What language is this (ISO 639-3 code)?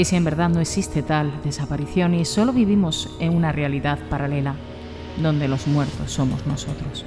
spa